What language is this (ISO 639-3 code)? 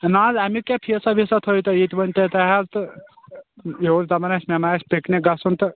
kas